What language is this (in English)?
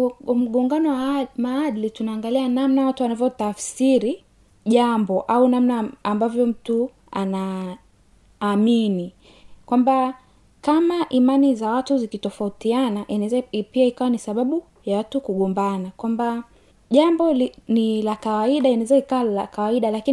Swahili